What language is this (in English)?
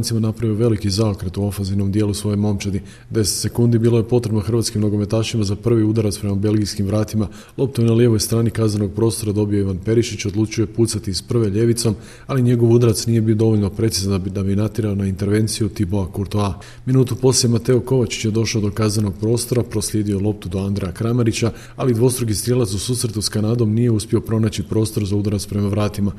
Croatian